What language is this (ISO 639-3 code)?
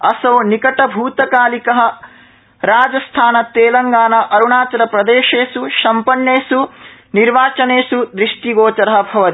san